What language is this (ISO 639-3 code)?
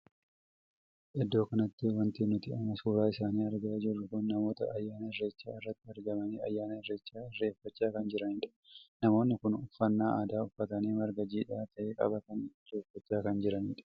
orm